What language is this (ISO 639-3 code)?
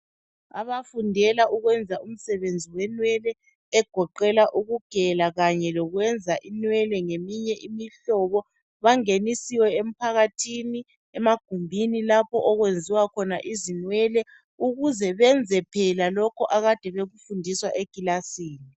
nde